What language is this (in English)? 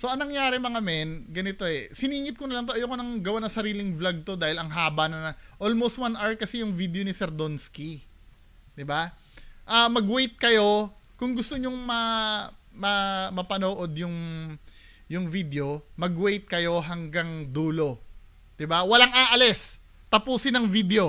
Filipino